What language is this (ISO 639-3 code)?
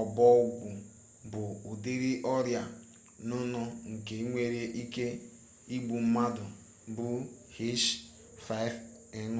ibo